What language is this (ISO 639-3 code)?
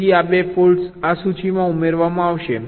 guj